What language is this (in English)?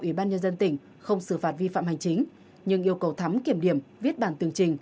Vietnamese